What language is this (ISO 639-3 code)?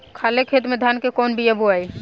bho